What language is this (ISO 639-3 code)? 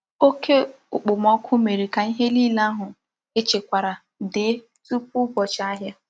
ibo